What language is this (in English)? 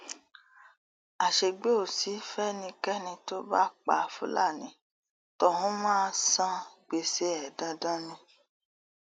Yoruba